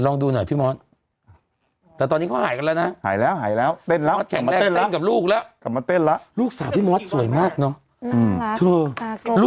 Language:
Thai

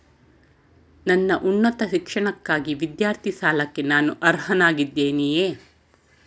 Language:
Kannada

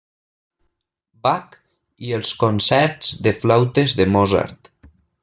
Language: Catalan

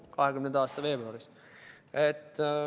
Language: Estonian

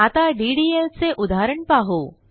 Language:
Marathi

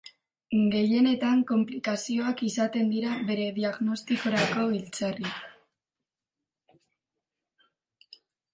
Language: Basque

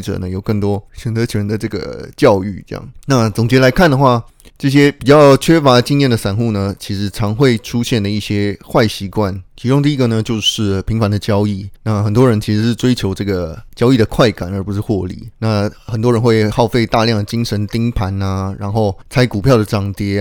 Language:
Chinese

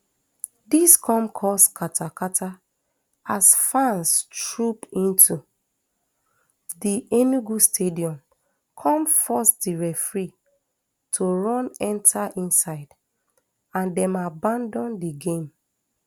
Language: Nigerian Pidgin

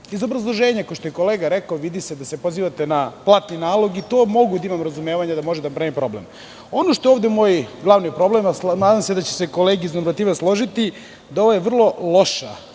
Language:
Serbian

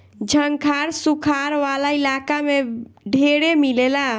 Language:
Bhojpuri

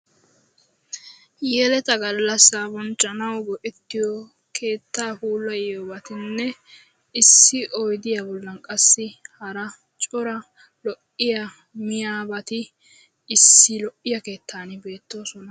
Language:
Wolaytta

